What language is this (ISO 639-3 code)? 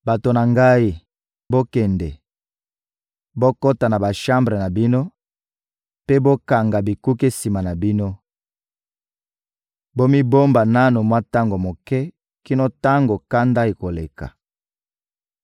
lin